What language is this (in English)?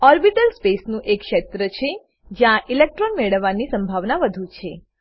Gujarati